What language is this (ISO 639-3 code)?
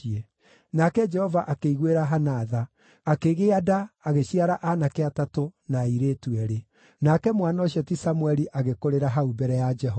kik